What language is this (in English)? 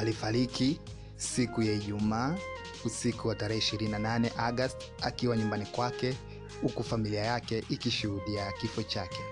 Swahili